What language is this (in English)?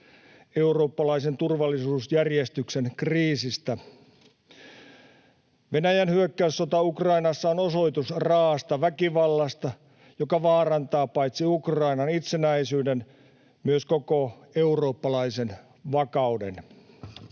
Finnish